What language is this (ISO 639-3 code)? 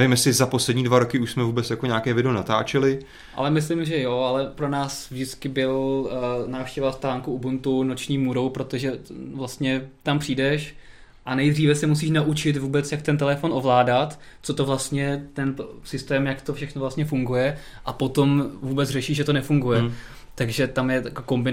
ces